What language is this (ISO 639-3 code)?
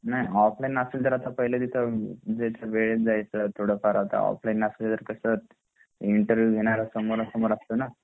mar